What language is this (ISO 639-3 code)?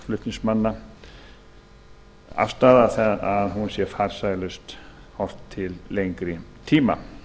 isl